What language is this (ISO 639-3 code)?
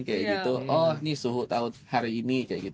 ind